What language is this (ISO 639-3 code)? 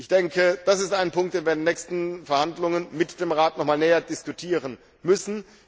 deu